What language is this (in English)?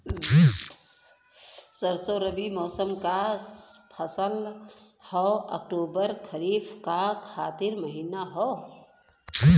Bhojpuri